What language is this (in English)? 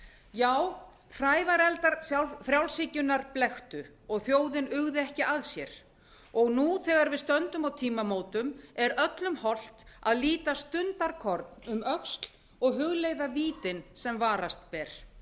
Icelandic